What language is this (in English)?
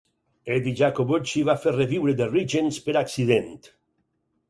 Catalan